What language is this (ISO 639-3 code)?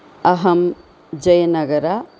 san